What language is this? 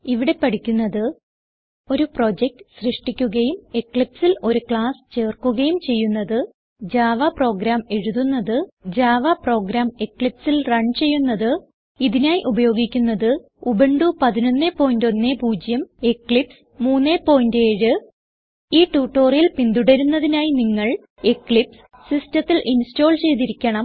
Malayalam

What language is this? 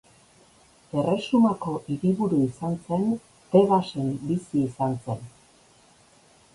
Basque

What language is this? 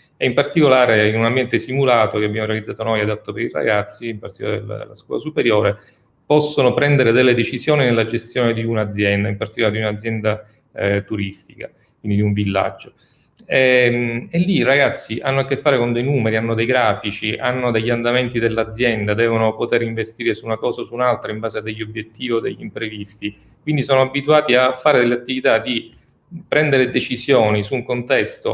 Italian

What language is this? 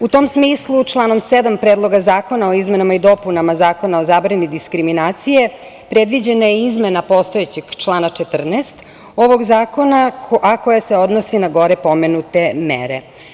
Serbian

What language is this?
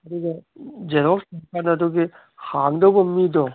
Manipuri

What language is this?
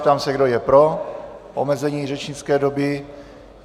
Czech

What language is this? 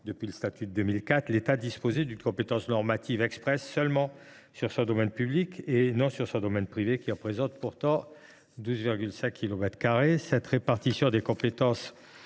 French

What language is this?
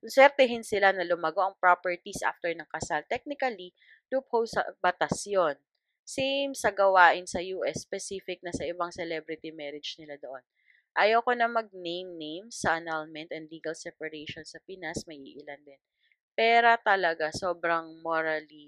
Filipino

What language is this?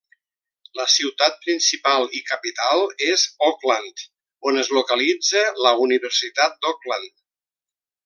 Catalan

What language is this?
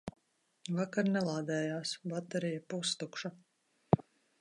Latvian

